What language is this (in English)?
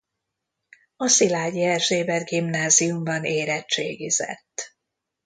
Hungarian